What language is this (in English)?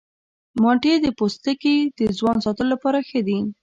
Pashto